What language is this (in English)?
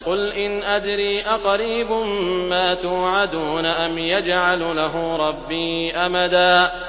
Arabic